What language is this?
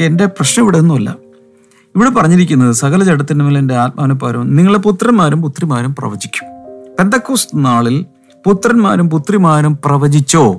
Malayalam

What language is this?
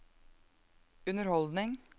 Norwegian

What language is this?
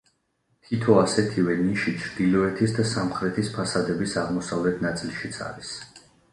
Georgian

